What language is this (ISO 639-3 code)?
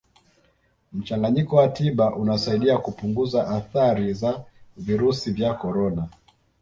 swa